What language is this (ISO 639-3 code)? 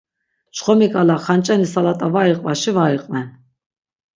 lzz